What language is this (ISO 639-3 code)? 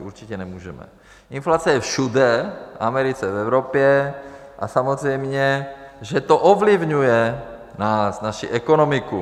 ces